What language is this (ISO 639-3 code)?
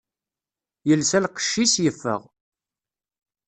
kab